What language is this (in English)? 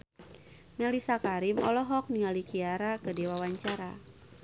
Sundanese